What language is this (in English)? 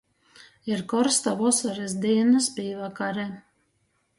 Latgalian